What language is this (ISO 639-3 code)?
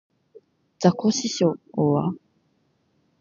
jpn